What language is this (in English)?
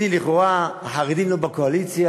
Hebrew